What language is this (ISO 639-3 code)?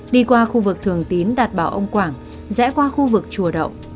vie